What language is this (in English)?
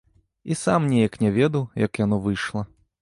Belarusian